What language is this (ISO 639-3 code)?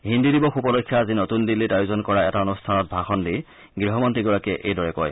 asm